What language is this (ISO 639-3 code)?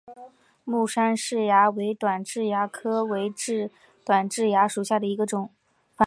zho